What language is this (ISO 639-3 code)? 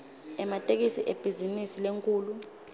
ssw